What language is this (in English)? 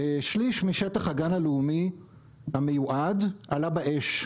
Hebrew